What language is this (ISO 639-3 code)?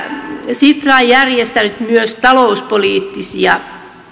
fin